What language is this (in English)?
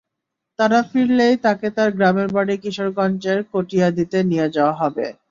Bangla